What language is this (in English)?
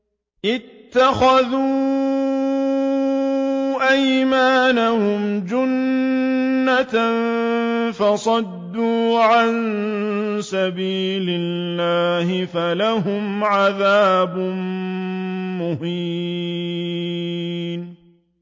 Arabic